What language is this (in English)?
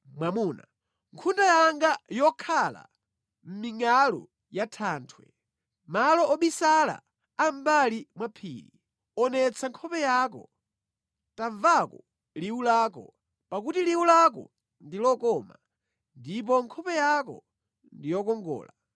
Nyanja